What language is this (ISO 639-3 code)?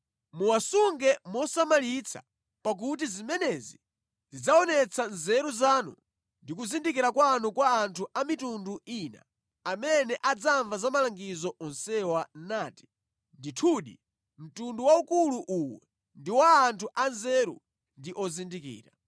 nya